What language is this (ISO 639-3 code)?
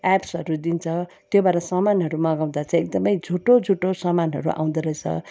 nep